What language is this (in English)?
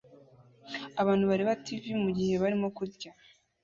Kinyarwanda